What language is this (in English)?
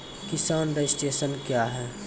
Maithili